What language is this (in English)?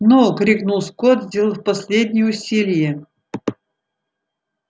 Russian